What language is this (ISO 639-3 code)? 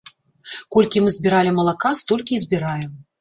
bel